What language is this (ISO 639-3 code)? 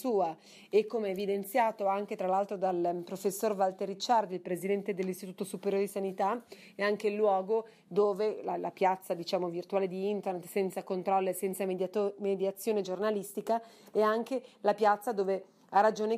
ita